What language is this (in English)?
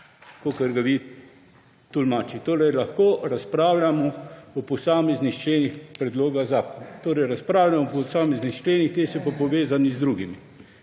Slovenian